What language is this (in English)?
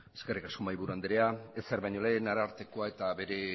Basque